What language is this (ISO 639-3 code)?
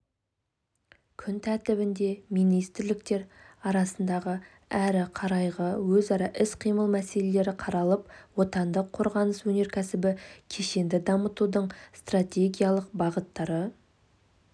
kaz